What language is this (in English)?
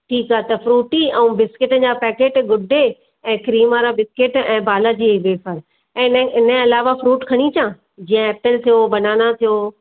Sindhi